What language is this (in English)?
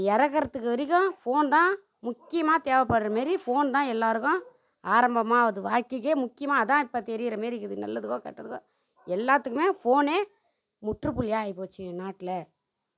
Tamil